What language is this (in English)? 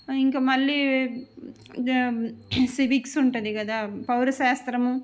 Telugu